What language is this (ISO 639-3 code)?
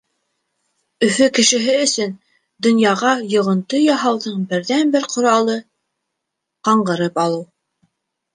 bak